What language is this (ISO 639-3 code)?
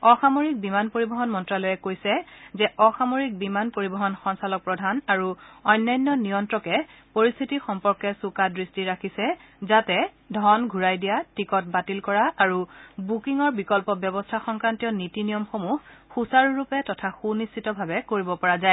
asm